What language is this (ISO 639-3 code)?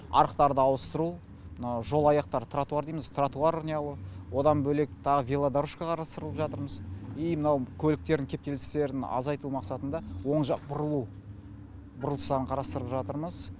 kaz